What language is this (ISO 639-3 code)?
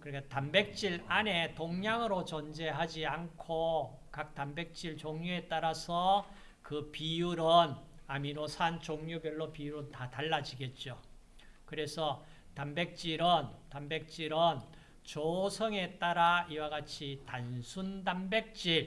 kor